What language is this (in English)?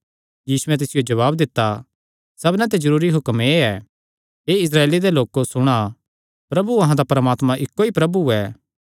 Kangri